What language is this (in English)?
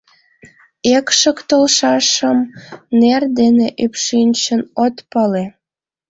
Mari